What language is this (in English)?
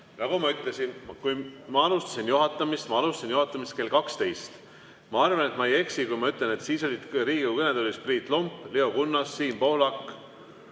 Estonian